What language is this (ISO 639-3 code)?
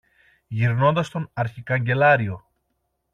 ell